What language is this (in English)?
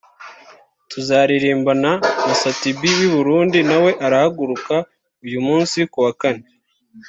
Kinyarwanda